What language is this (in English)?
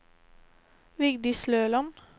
Norwegian